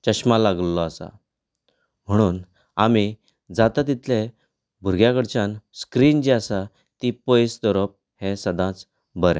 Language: Konkani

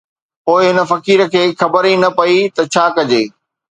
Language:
Sindhi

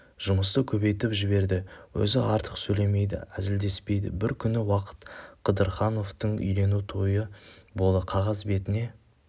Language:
Kazakh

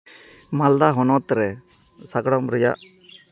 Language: Santali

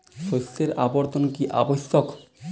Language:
Bangla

